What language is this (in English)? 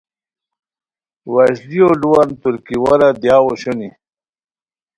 Khowar